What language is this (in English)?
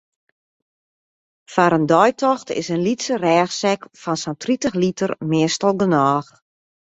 Western Frisian